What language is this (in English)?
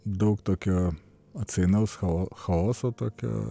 Lithuanian